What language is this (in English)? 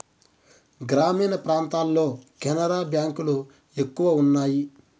Telugu